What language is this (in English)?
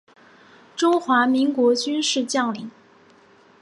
Chinese